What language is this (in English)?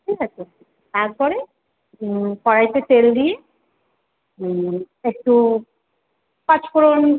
Bangla